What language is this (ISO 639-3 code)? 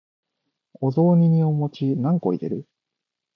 jpn